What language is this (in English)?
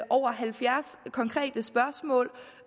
Danish